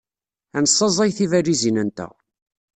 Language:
Kabyle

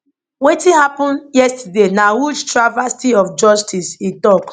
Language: Nigerian Pidgin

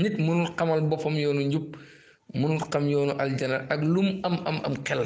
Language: Indonesian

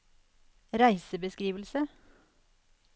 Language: Norwegian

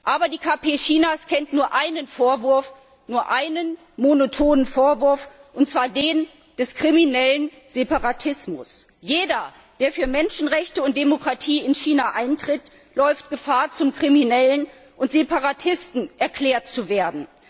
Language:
German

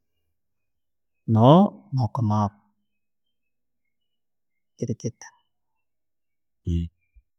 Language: Tooro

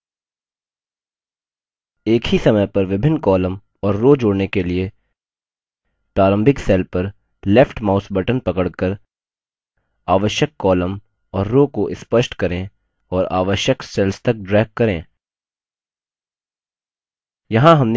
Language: Hindi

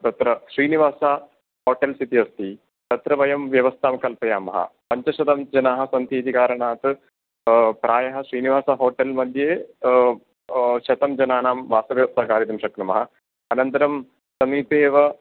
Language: Sanskrit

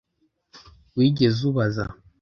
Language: Kinyarwanda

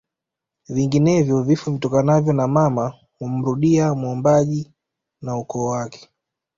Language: Swahili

